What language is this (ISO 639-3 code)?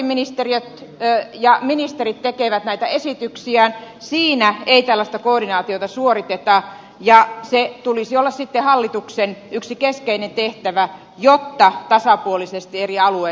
fin